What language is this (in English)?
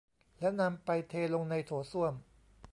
Thai